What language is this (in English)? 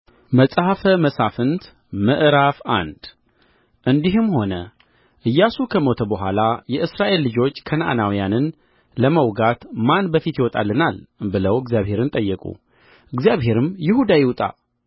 Amharic